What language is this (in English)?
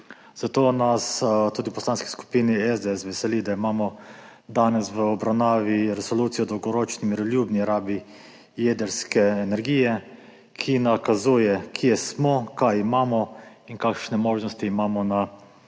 Slovenian